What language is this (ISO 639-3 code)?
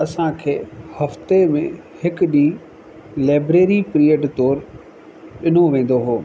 snd